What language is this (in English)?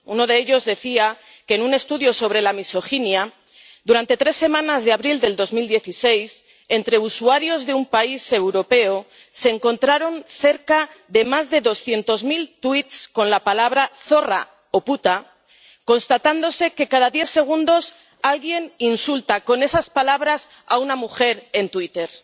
Spanish